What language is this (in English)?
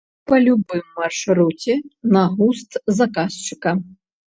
Belarusian